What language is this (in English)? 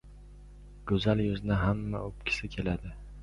Uzbek